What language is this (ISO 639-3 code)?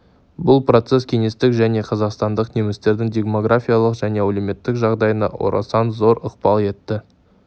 kaz